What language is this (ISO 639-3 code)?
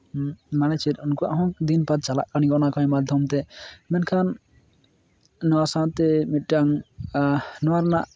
sat